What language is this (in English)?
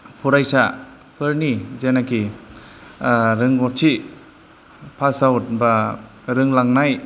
Bodo